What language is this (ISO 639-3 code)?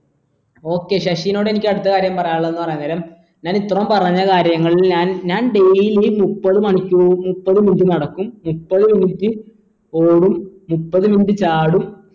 mal